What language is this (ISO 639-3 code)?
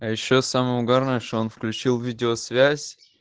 rus